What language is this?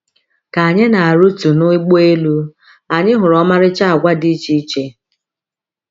Igbo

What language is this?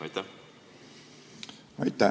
Estonian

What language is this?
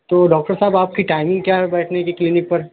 Urdu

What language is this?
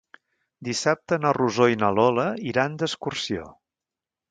Catalan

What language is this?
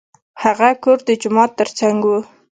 Pashto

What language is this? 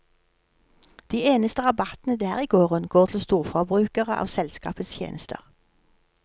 Norwegian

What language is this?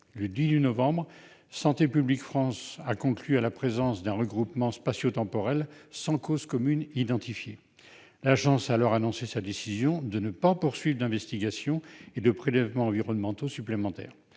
French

